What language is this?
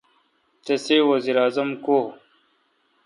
Kalkoti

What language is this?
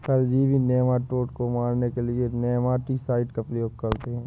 Hindi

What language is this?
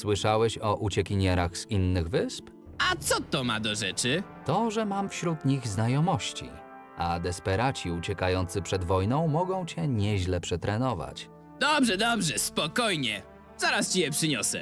Polish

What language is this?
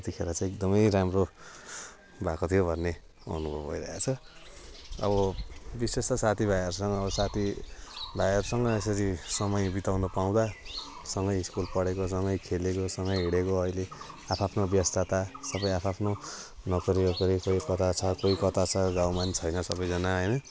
Nepali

